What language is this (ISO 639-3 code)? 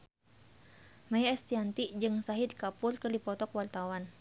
sun